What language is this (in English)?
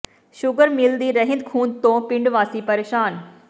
Punjabi